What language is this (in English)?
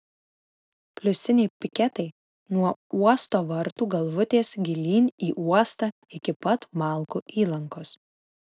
Lithuanian